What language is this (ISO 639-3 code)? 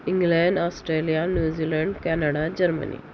urd